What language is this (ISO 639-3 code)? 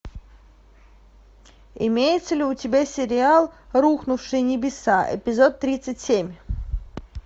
rus